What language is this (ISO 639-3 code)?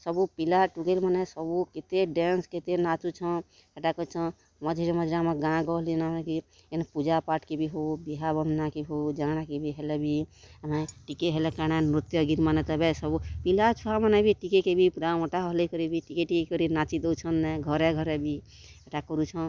ori